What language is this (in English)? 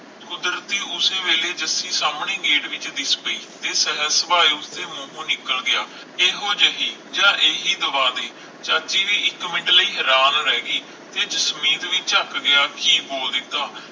Punjabi